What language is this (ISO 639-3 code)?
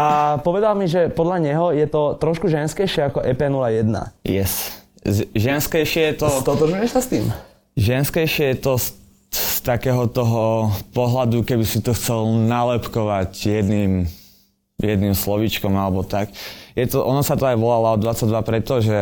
slk